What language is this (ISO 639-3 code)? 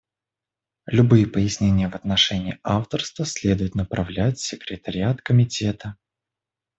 rus